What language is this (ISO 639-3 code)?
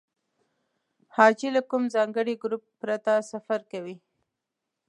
pus